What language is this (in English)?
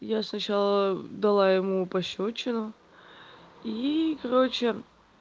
Russian